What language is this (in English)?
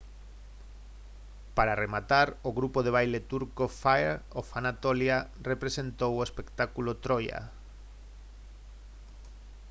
Galician